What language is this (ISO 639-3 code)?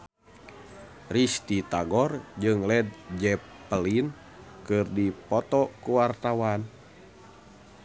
sun